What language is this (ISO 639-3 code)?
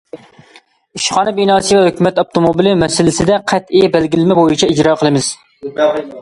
uig